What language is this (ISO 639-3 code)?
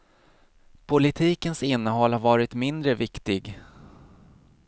swe